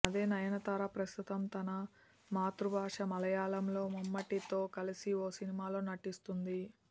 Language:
Telugu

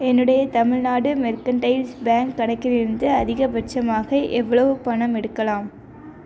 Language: Tamil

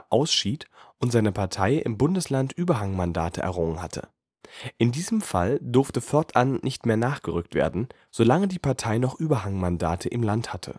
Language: German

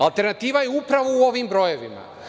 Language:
Serbian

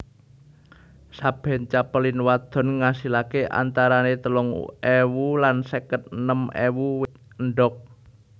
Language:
Javanese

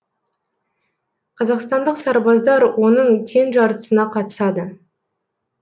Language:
Kazakh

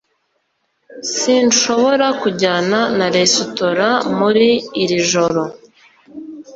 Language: Kinyarwanda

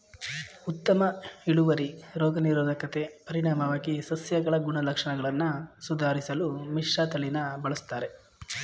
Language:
Kannada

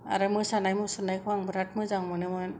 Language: Bodo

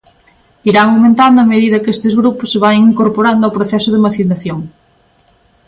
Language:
Galician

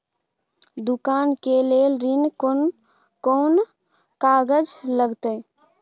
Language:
Maithili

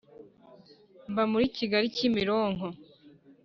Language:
Kinyarwanda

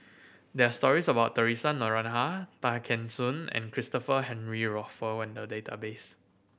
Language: English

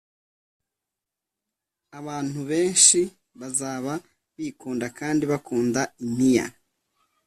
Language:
Kinyarwanda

